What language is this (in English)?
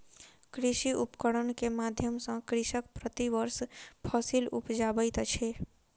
Maithili